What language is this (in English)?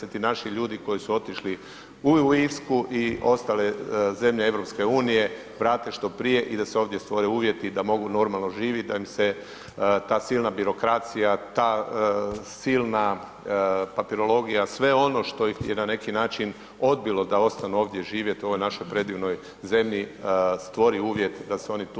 Croatian